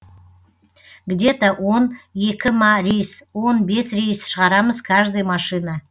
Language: Kazakh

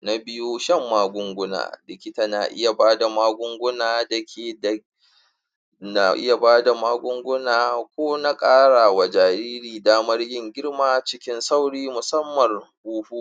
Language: Hausa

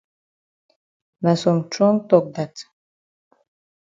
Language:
Cameroon Pidgin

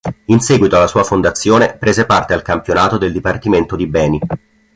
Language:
Italian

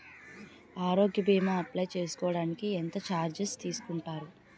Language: Telugu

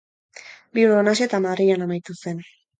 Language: Basque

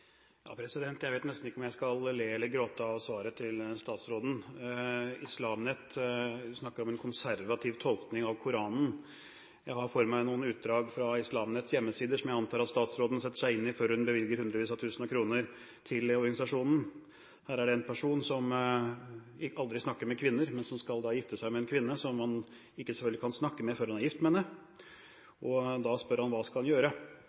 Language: Norwegian Bokmål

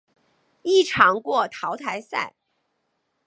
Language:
Chinese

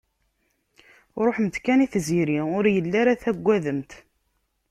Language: Kabyle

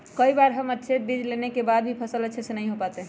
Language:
Magahi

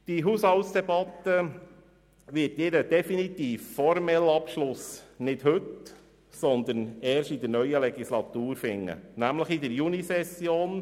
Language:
Swiss German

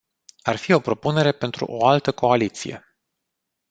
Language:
Romanian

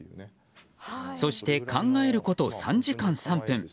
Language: Japanese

